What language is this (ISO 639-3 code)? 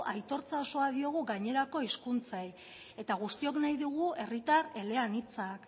eus